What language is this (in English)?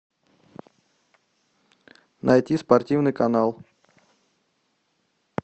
Russian